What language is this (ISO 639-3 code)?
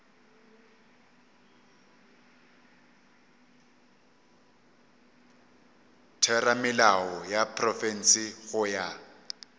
nso